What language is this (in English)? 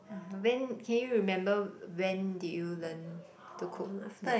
English